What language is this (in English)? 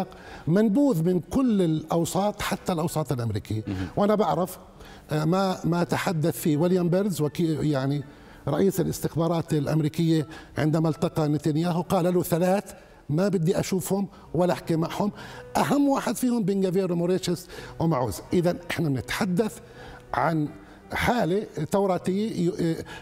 Arabic